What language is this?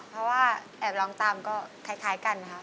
Thai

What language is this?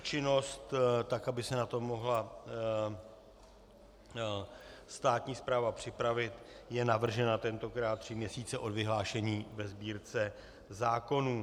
Czech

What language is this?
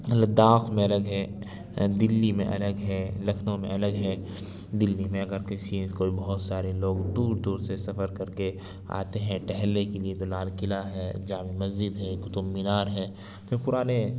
Urdu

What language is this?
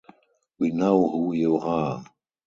English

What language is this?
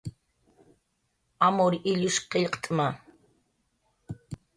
Jaqaru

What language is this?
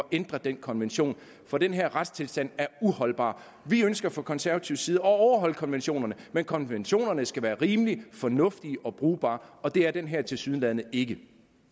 Danish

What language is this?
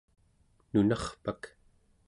Central Yupik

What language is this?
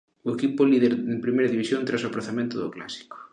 Galician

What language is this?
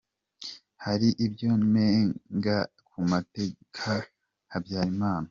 Kinyarwanda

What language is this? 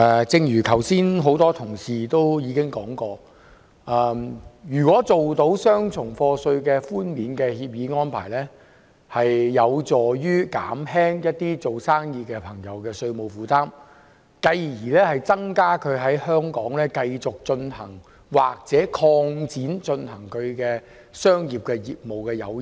Cantonese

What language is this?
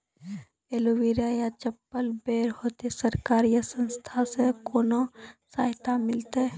Maithili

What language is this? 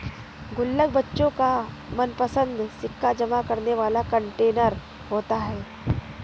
Hindi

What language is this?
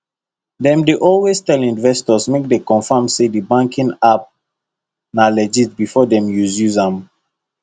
Nigerian Pidgin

